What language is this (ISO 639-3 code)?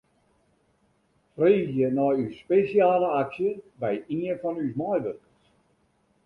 fry